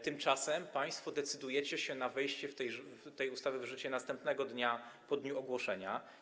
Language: Polish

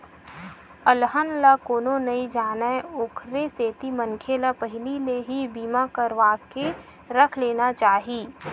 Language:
Chhattisgarhi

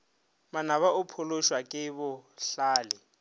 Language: Northern Sotho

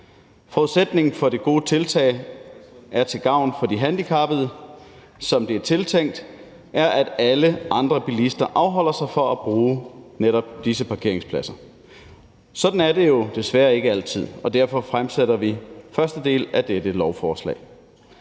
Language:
Danish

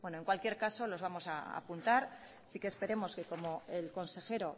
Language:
Spanish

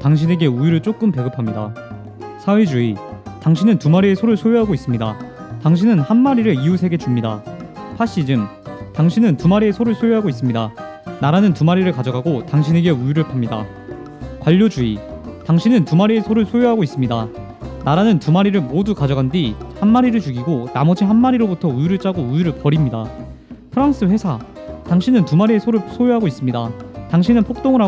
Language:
Korean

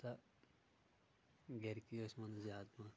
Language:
Kashmiri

